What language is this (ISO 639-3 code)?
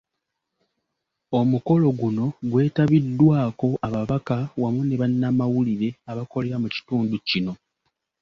lug